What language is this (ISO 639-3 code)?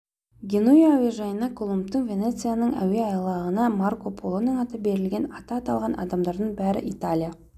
kaz